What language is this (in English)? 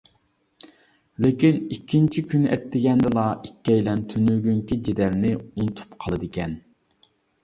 Uyghur